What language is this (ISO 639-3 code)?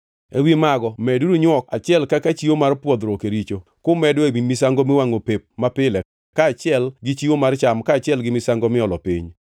luo